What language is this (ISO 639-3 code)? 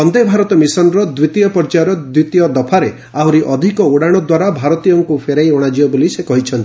ori